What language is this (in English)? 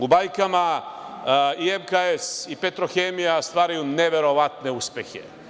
Serbian